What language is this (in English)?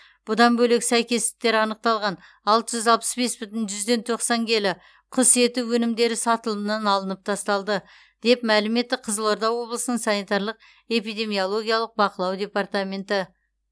Kazakh